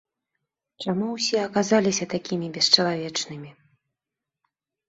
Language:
Belarusian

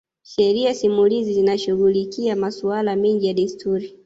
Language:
Swahili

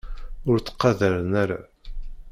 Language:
Kabyle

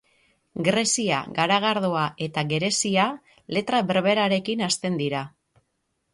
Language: Basque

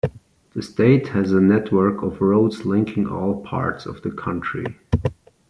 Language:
English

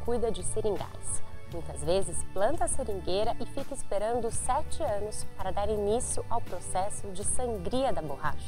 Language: Portuguese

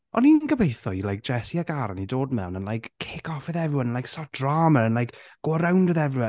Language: Welsh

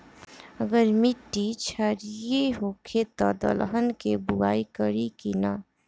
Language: Bhojpuri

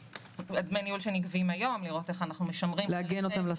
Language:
Hebrew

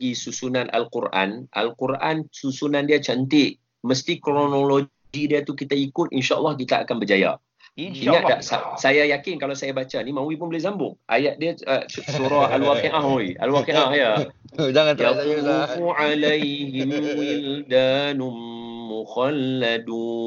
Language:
Malay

